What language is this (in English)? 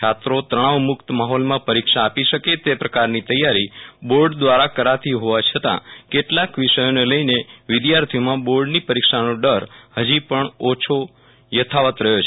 Gujarati